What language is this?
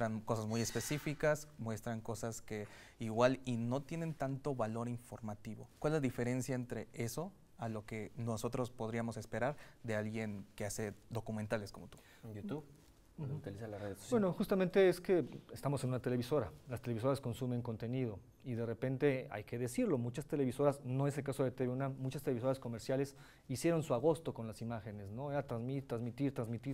Spanish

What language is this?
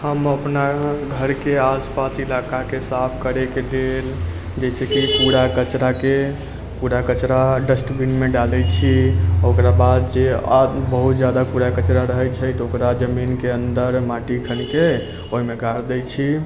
Maithili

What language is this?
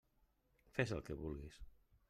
Catalan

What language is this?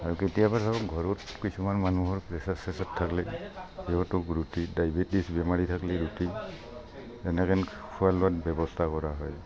Assamese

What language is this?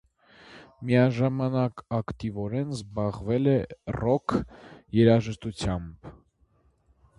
Armenian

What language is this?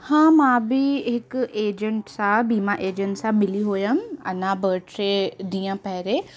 Sindhi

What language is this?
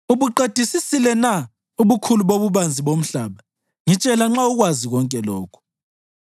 North Ndebele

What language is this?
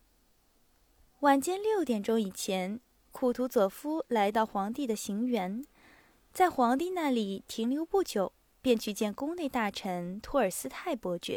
Chinese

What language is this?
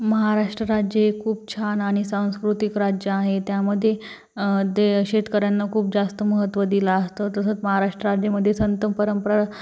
Marathi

